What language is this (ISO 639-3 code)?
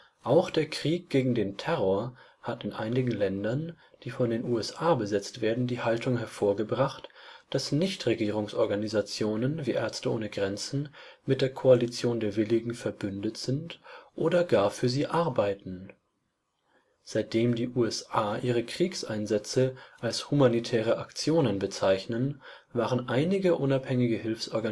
deu